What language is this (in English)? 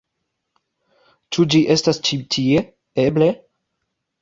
Esperanto